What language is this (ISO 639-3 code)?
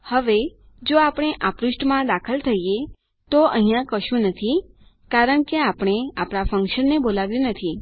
guj